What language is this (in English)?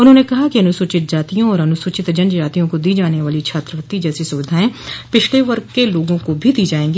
Hindi